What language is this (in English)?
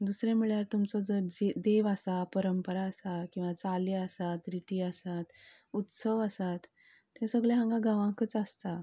Konkani